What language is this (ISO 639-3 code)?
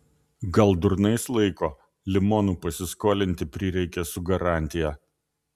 lit